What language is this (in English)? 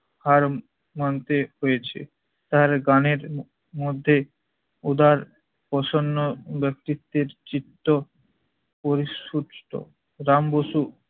Bangla